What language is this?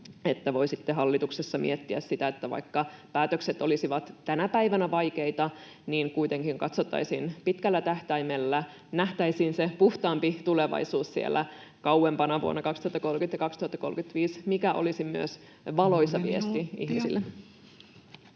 Finnish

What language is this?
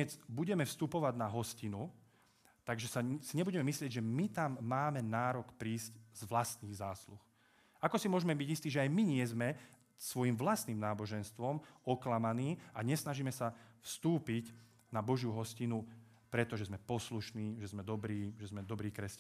Slovak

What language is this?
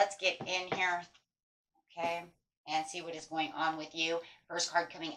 English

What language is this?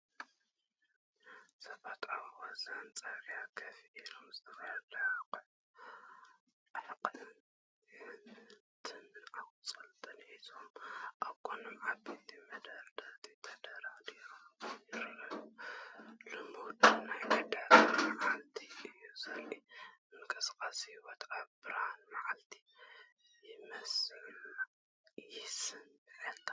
Tigrinya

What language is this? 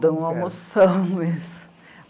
Portuguese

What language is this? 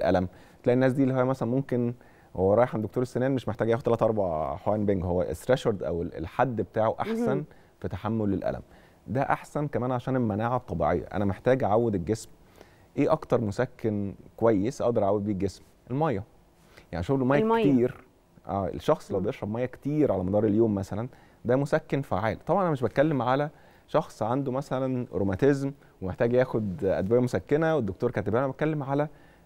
Arabic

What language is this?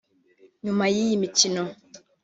Kinyarwanda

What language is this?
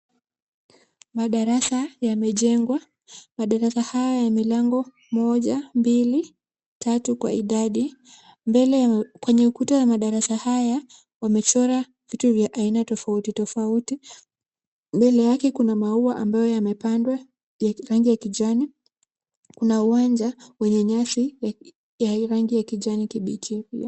Swahili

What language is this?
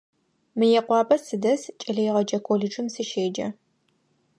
Adyghe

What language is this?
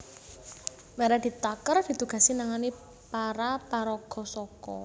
Javanese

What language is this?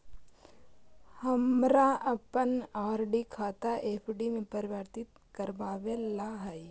Magahi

